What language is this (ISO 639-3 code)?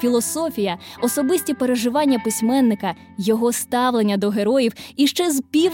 ukr